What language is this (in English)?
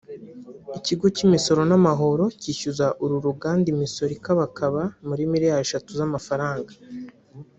Kinyarwanda